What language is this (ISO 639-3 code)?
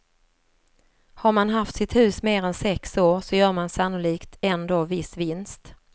swe